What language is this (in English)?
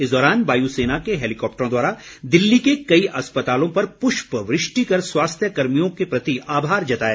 Hindi